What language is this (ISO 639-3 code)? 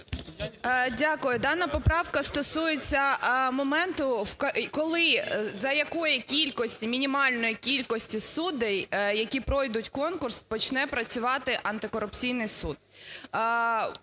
ukr